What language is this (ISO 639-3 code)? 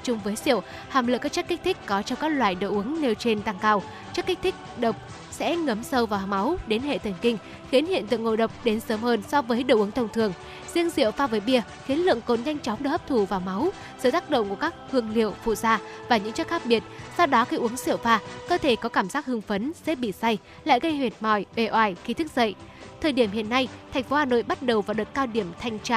vie